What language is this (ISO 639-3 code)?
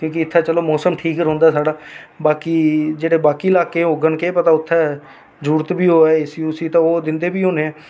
doi